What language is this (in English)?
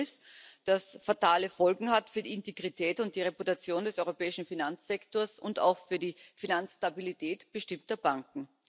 German